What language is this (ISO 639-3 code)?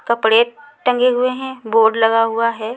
hin